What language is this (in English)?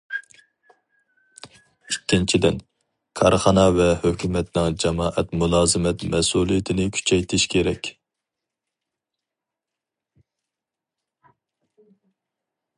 Uyghur